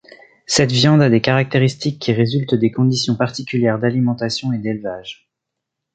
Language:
French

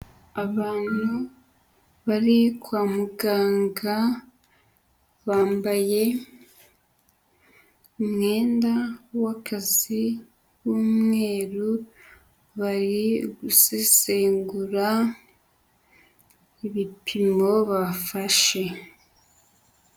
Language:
Kinyarwanda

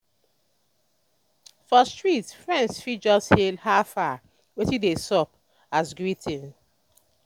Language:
Nigerian Pidgin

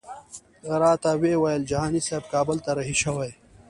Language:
Pashto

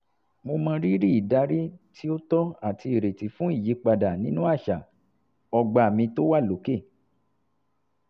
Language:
Yoruba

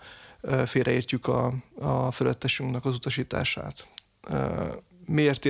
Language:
Hungarian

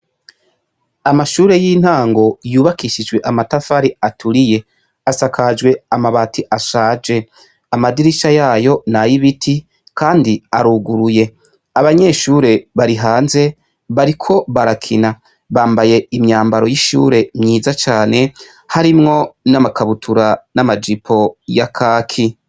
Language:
Rundi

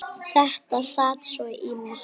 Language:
Icelandic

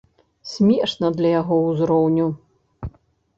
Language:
Belarusian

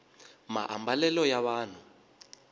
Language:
Tsonga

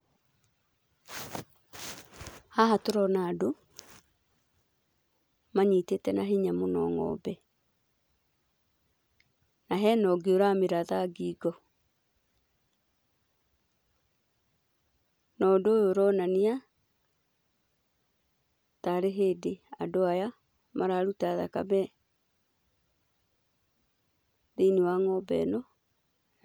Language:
Kikuyu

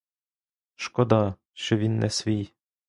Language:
Ukrainian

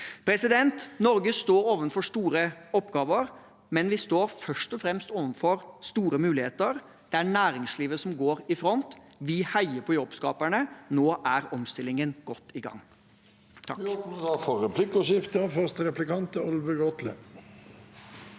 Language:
Norwegian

